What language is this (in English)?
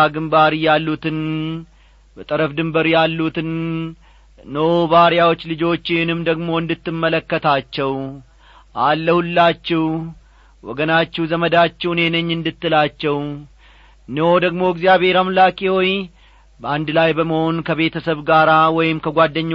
Amharic